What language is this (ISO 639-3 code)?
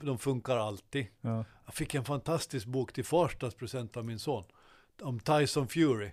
swe